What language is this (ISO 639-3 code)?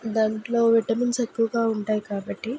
tel